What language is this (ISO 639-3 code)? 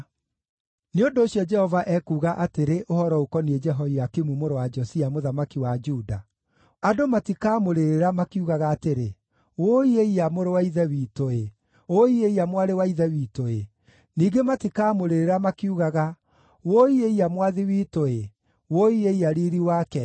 kik